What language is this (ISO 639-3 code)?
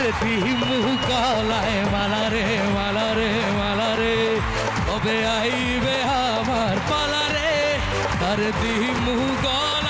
hin